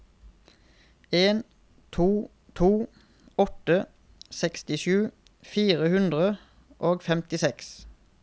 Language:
Norwegian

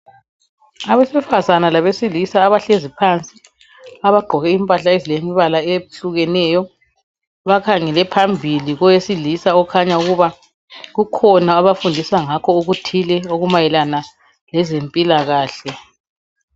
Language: North Ndebele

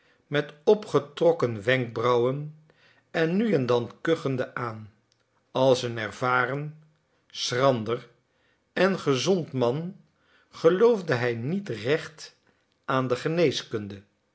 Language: Dutch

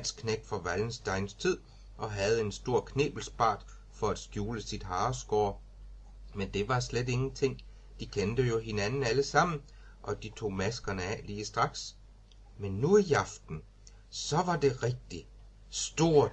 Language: Danish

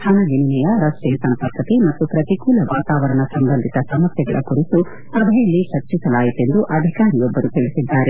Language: Kannada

